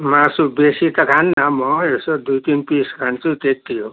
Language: Nepali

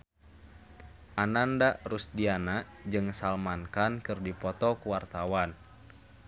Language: Sundanese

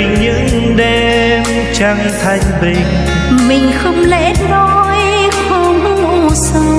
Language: Vietnamese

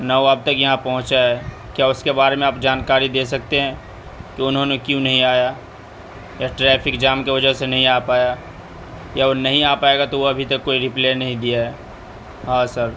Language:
Urdu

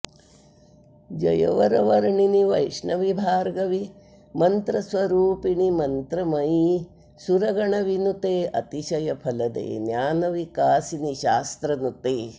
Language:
Sanskrit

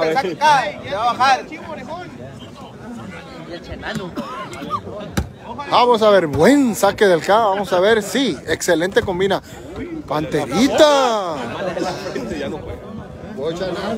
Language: Spanish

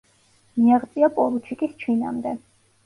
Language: Georgian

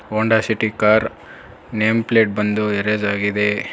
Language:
Kannada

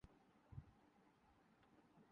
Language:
Urdu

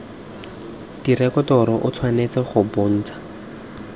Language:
Tswana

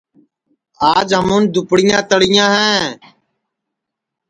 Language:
Sansi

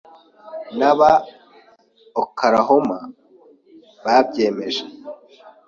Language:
Kinyarwanda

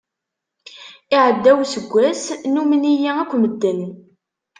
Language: Kabyle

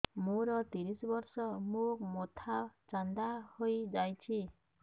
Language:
Odia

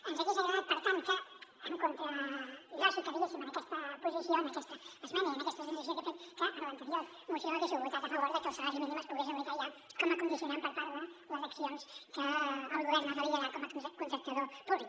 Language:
Catalan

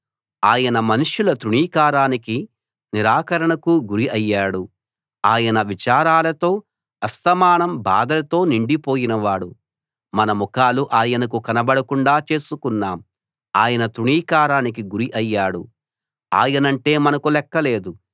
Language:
Telugu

